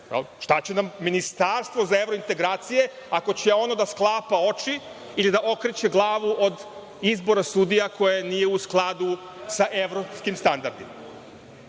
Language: Serbian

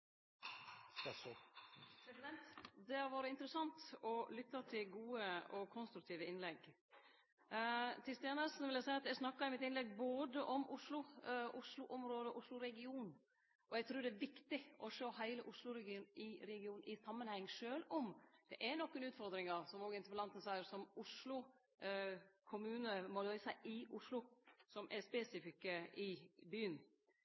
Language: Norwegian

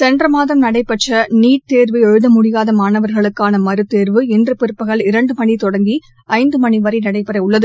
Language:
Tamil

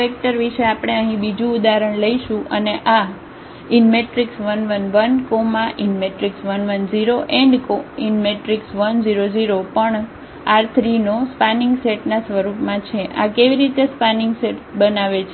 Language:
Gujarati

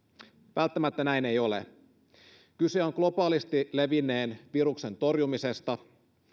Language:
Finnish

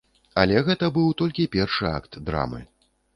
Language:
Belarusian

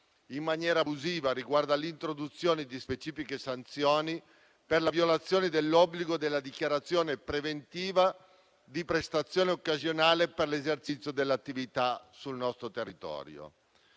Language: Italian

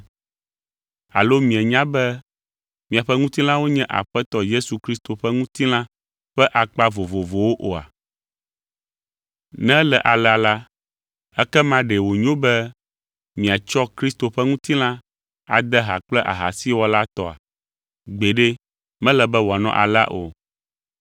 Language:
Ewe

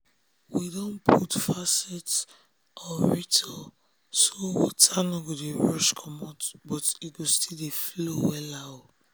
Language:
Nigerian Pidgin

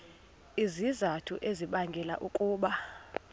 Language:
Xhosa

